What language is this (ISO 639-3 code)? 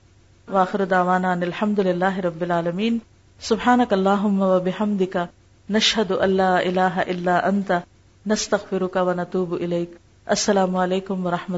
urd